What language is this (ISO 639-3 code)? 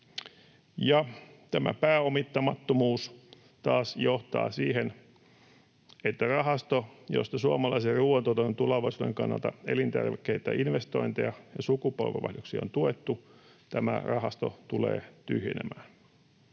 fin